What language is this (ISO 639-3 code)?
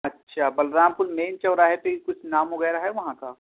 urd